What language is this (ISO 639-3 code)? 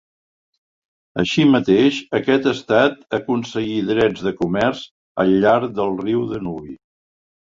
cat